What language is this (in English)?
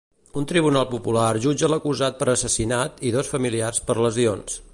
Catalan